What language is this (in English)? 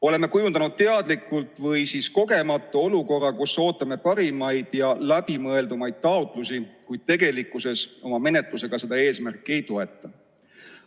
Estonian